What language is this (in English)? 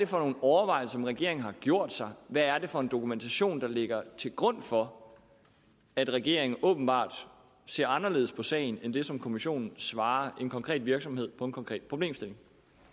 Danish